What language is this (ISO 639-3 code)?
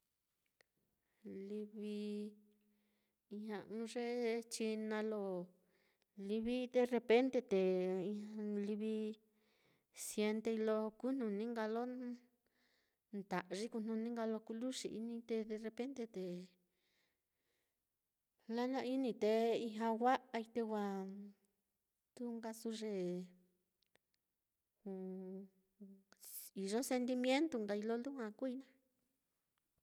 vmm